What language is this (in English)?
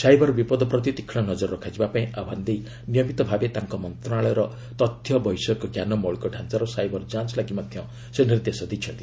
Odia